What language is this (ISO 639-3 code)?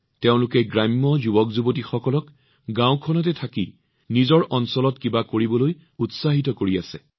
asm